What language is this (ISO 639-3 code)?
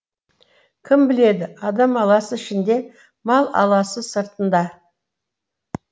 kaz